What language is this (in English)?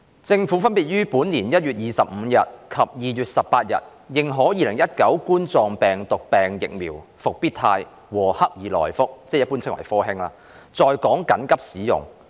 Cantonese